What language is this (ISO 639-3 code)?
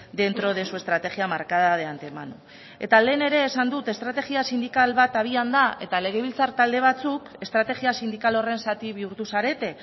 eus